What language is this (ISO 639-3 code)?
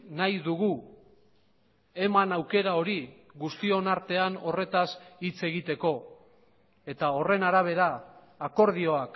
eus